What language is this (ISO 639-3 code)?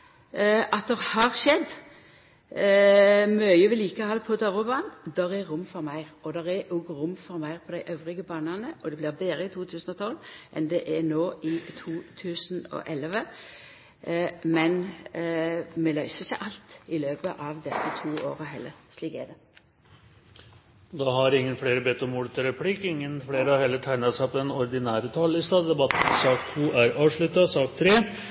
nor